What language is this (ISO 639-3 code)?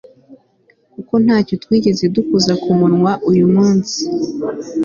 kin